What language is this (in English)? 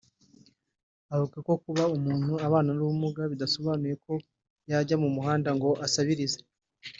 Kinyarwanda